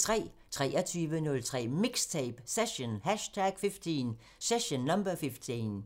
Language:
Danish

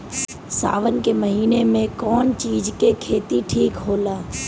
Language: Bhojpuri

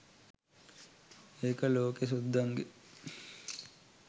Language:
Sinhala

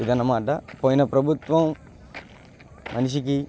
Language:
Telugu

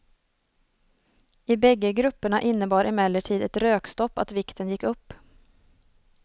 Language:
Swedish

